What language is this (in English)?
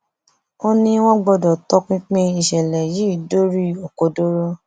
Yoruba